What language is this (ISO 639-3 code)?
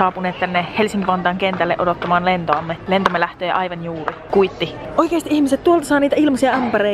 fin